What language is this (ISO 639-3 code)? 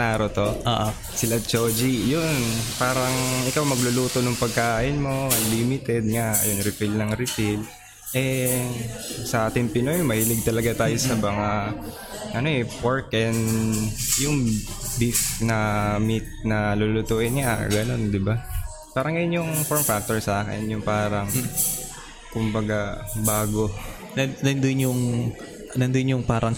fil